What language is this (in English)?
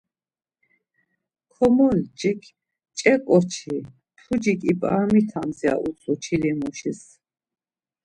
Laz